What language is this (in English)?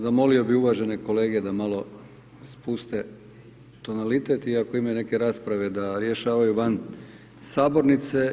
Croatian